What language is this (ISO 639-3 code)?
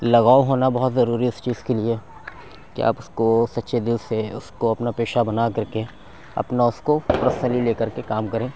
urd